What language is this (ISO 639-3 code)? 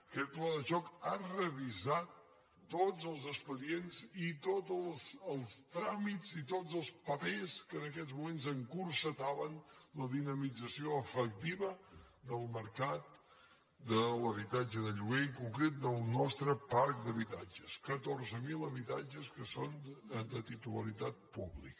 cat